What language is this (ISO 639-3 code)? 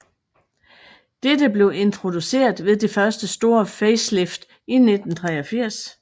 dan